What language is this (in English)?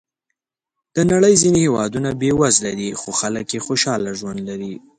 Pashto